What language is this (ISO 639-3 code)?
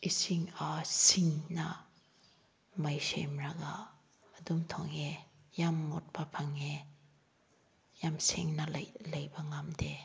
mni